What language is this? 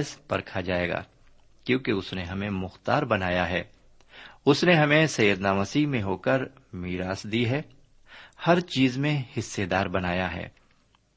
Urdu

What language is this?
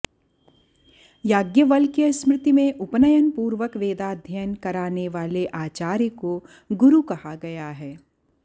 Sanskrit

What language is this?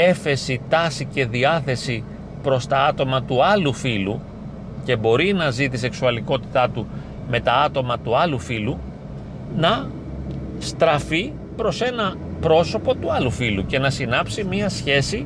Greek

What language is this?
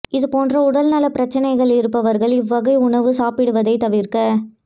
Tamil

